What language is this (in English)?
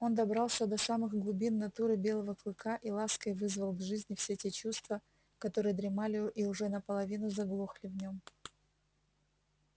Russian